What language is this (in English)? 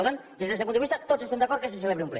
Catalan